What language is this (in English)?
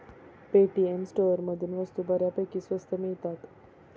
Marathi